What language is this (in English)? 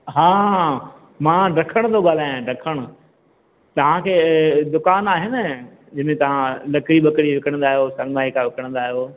Sindhi